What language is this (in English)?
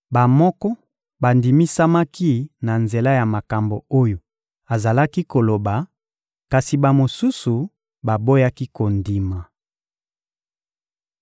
Lingala